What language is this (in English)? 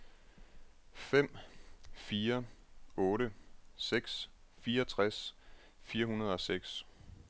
Danish